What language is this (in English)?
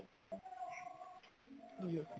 Punjabi